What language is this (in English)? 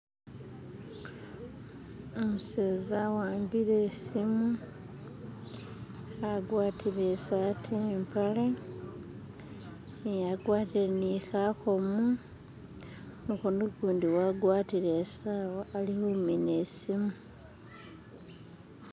Masaaba